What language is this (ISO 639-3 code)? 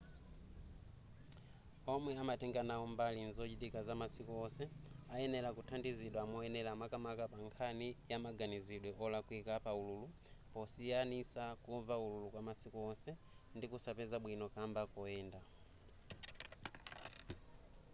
nya